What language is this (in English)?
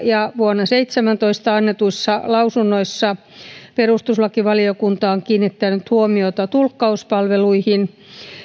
Finnish